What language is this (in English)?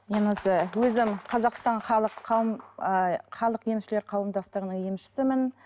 Kazakh